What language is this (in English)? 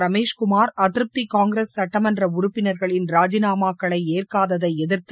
Tamil